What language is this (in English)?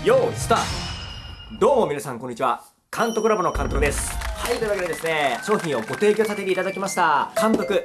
Japanese